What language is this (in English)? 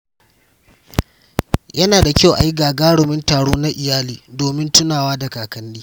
Hausa